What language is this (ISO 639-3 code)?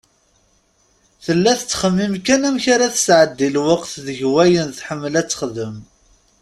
kab